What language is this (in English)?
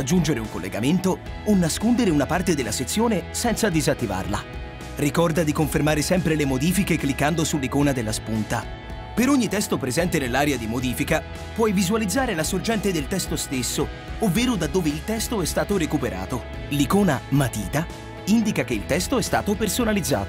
Italian